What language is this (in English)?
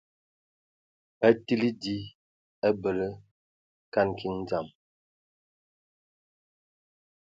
Ewondo